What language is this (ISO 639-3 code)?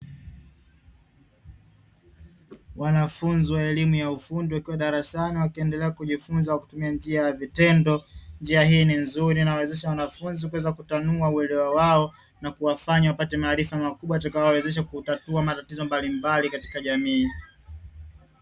swa